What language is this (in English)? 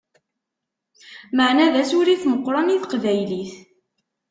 Kabyle